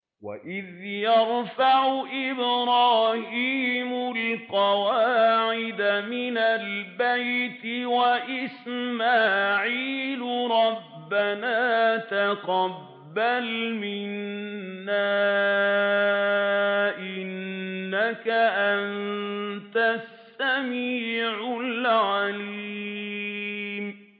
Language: Arabic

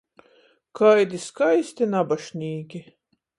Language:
Latgalian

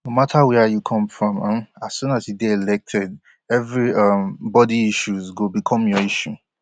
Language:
Nigerian Pidgin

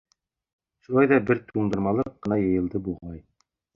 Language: Bashkir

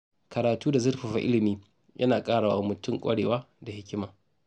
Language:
Hausa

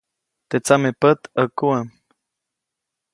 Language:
Copainalá Zoque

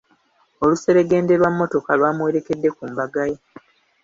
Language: Ganda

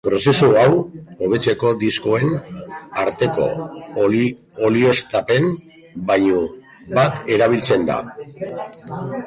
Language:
Basque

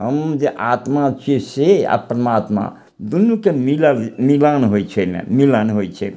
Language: Maithili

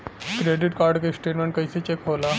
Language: Bhojpuri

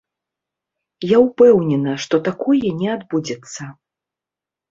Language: Belarusian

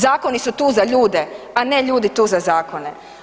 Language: Croatian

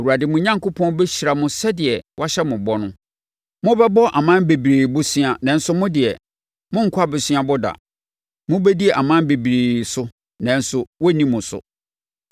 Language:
Akan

